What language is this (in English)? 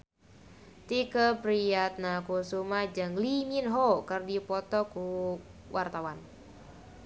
Sundanese